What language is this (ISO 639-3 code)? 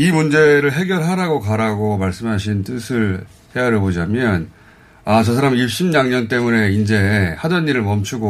kor